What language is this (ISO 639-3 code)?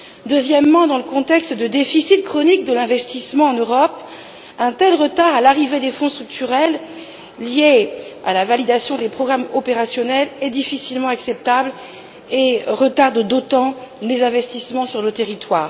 fra